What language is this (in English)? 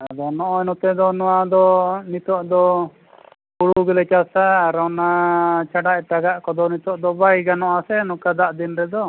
Santali